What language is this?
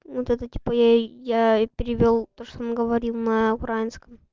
Russian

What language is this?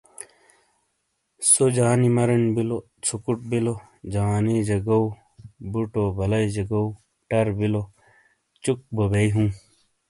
Shina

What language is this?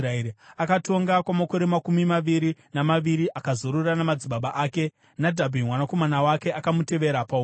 Shona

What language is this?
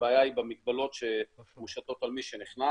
Hebrew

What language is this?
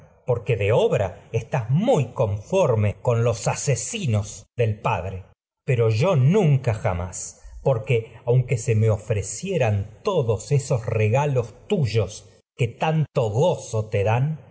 Spanish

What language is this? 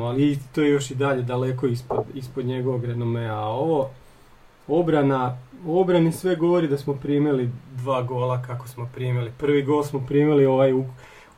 Croatian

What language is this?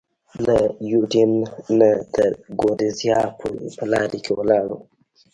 Pashto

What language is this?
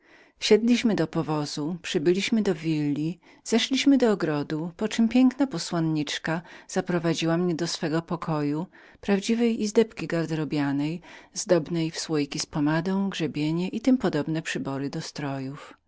Polish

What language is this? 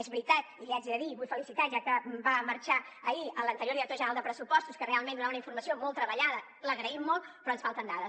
Catalan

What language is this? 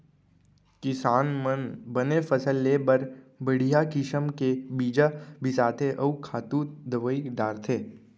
Chhattisgarhi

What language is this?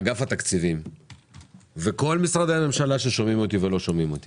Hebrew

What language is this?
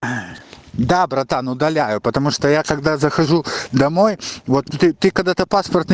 Russian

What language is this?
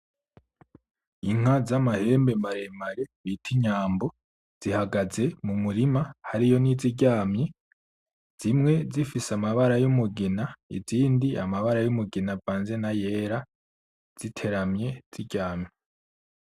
Rundi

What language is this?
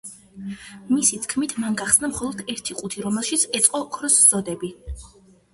Georgian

